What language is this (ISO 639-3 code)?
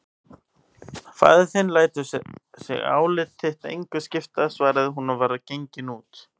isl